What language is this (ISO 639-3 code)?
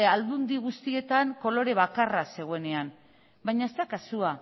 eus